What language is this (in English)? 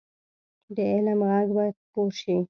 Pashto